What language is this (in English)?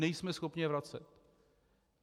Czech